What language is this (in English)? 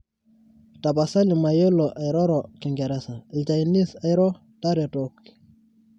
Masai